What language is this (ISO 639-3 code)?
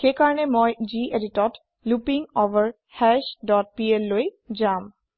asm